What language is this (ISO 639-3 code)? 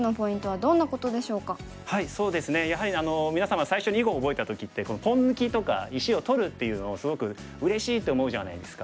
jpn